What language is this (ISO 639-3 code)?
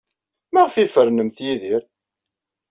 kab